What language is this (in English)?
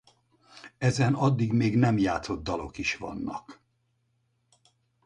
Hungarian